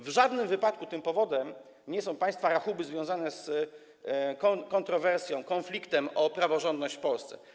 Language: Polish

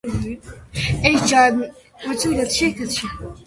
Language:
Georgian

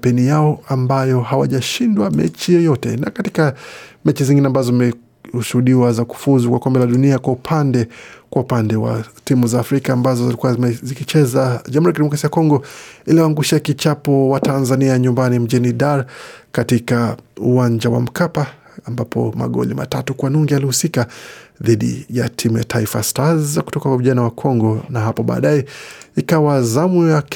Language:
Swahili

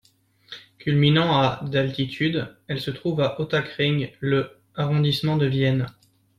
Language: French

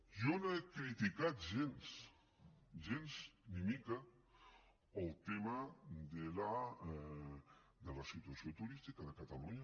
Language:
Catalan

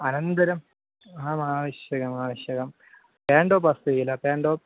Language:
Sanskrit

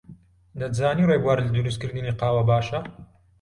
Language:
Central Kurdish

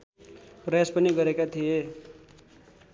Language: Nepali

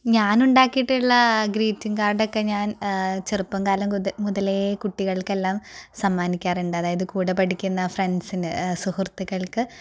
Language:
Malayalam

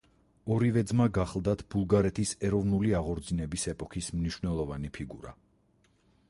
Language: Georgian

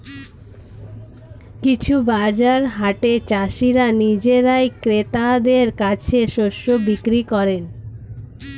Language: Bangla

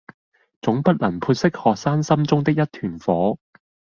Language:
Cantonese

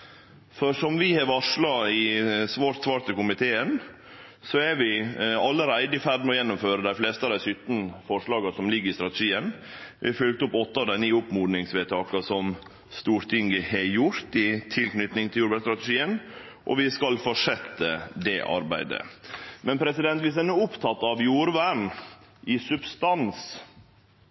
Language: Norwegian Nynorsk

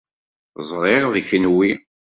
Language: Kabyle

